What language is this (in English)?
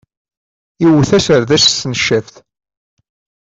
Kabyle